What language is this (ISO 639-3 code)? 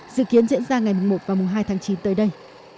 vie